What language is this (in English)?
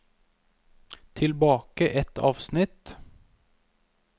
Norwegian